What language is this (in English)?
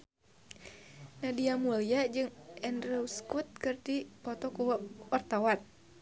Sundanese